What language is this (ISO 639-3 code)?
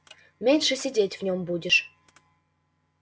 rus